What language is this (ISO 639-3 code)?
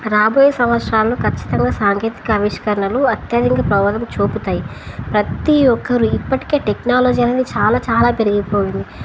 tel